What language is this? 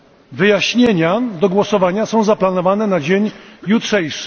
Polish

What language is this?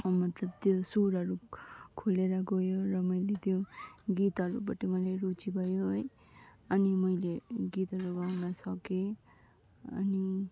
Nepali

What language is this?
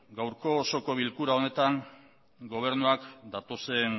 Basque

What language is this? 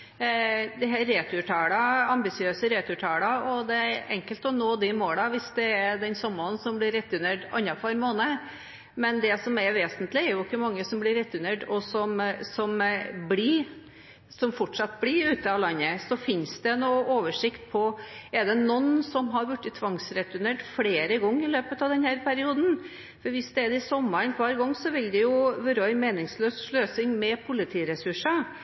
Norwegian Bokmål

